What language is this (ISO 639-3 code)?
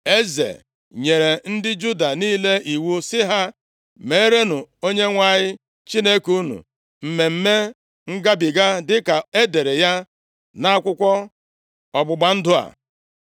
ibo